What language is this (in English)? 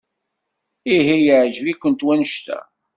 Kabyle